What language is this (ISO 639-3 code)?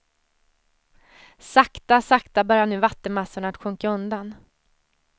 swe